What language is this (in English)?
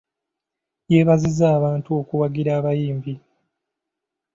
Ganda